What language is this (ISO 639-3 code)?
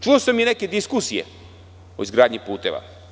srp